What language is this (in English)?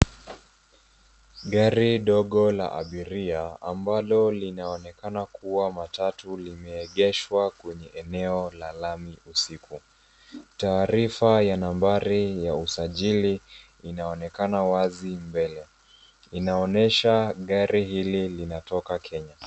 Swahili